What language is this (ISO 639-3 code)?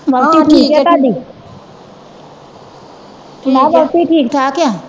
pan